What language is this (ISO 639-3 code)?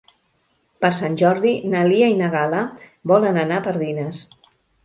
cat